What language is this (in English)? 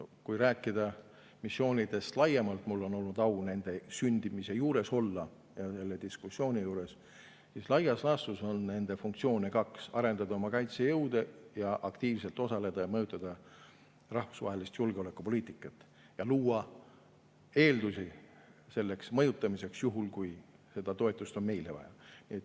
Estonian